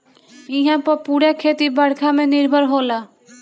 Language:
Bhojpuri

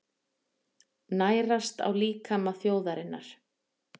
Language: Icelandic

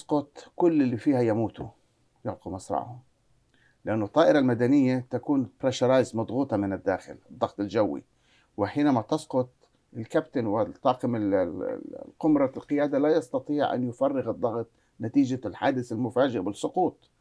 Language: Arabic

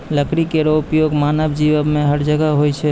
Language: Maithili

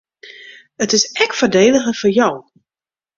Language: Western Frisian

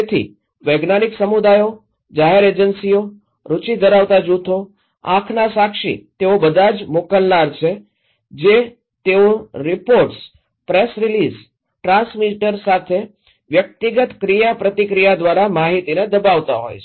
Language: Gujarati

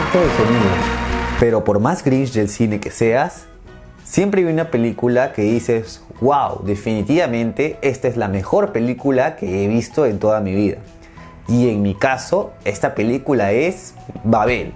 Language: Spanish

